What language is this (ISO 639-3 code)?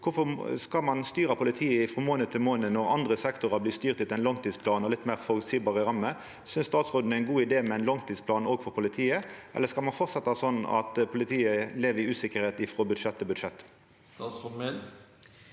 nor